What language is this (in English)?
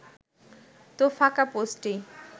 Bangla